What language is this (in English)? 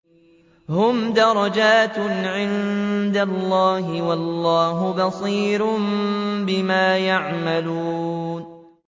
Arabic